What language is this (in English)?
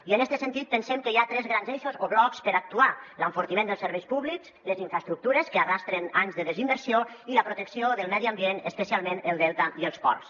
Catalan